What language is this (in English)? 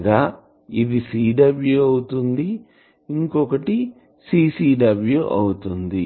Telugu